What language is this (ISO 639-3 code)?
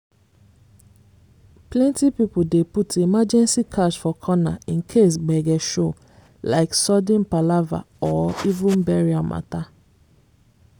pcm